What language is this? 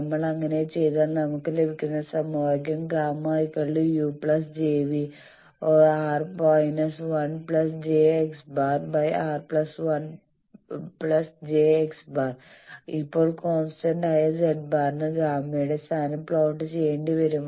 Malayalam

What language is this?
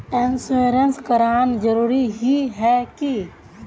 Magahi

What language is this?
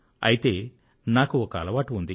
Telugu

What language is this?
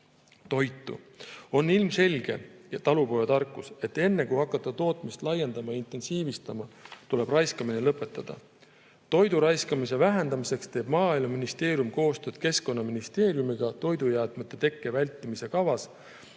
Estonian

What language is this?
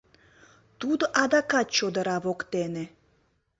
Mari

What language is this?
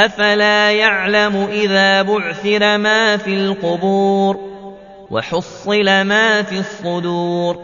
Arabic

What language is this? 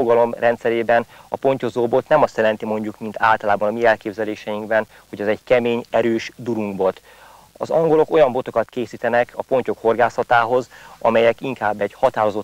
Hungarian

